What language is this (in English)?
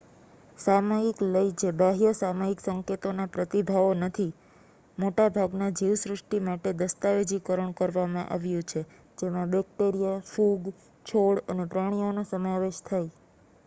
Gujarati